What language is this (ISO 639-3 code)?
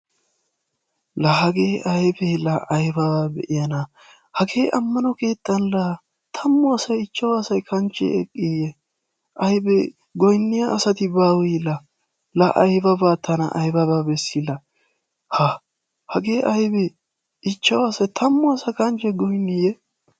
wal